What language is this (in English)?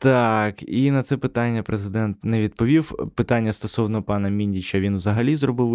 Ukrainian